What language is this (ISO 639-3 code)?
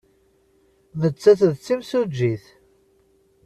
kab